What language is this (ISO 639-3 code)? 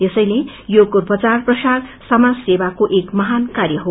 nep